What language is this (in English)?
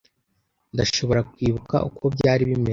Kinyarwanda